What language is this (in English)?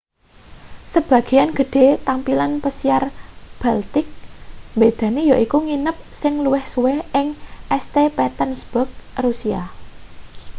Javanese